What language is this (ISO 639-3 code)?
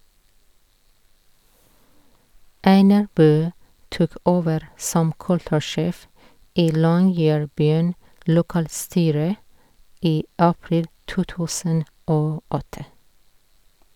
nor